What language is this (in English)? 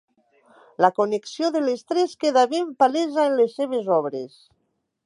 Catalan